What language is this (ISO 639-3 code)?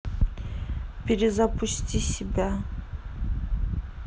rus